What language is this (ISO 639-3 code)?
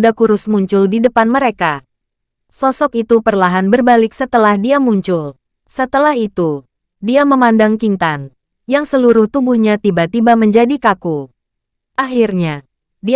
ind